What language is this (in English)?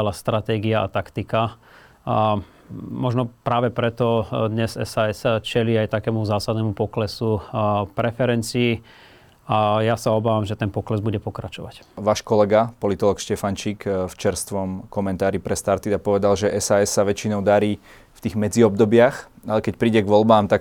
Slovak